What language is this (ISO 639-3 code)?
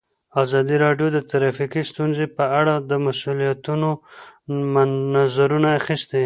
pus